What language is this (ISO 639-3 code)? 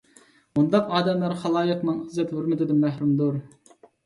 uig